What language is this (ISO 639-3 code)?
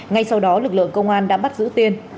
vie